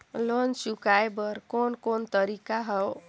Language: Chhattisgarhi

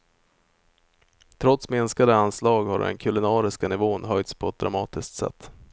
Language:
Swedish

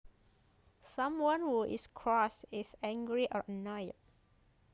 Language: Javanese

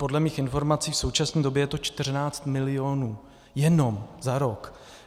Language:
Czech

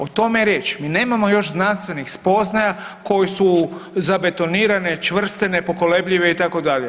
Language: Croatian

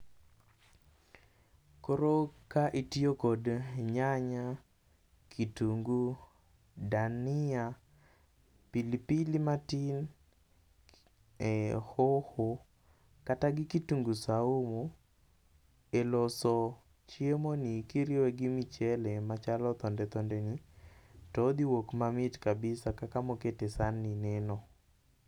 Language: Luo (Kenya and Tanzania)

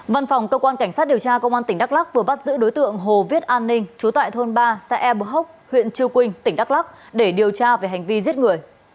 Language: Vietnamese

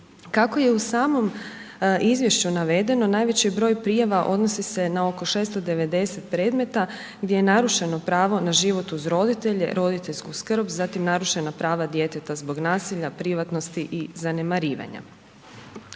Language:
Croatian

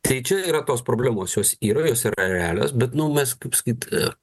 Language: Lithuanian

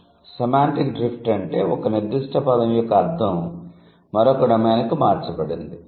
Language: Telugu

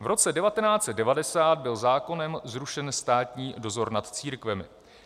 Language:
Czech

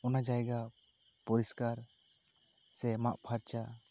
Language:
Santali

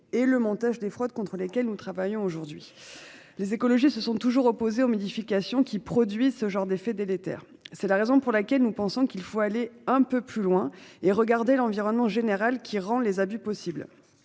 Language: French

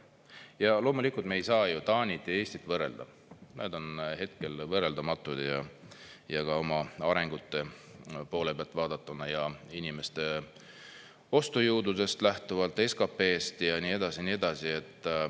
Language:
Estonian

